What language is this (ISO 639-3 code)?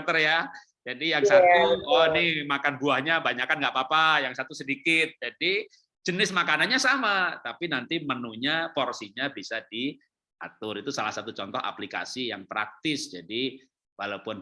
ind